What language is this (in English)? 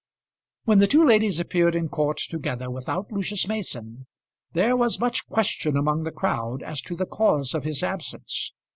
English